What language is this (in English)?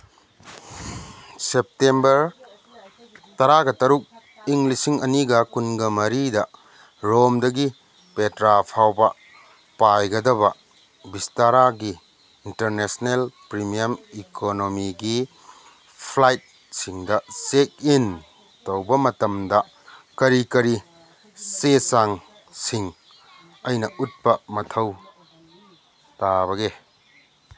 Manipuri